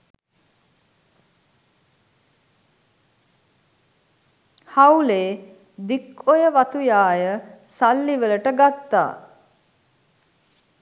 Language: Sinhala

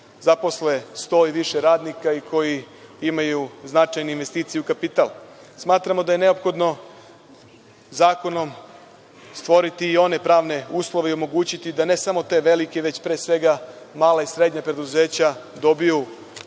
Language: Serbian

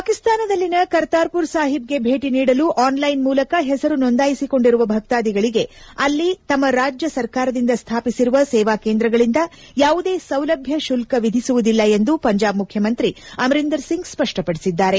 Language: Kannada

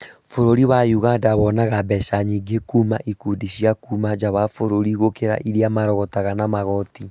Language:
Kikuyu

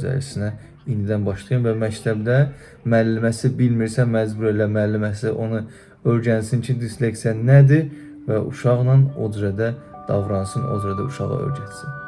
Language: Turkish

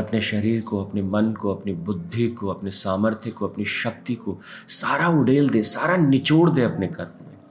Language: Hindi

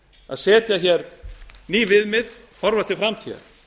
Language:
Icelandic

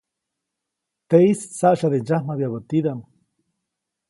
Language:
Copainalá Zoque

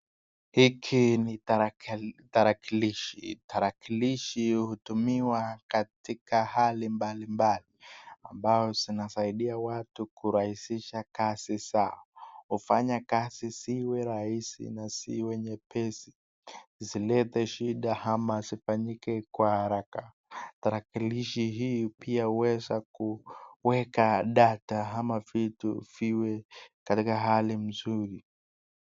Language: Swahili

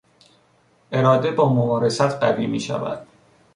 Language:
Persian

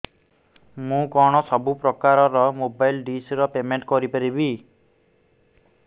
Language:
Odia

